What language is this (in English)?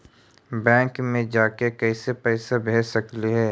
Magahi